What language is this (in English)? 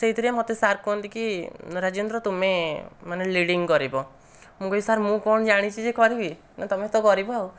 Odia